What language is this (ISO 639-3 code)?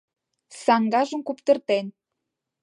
chm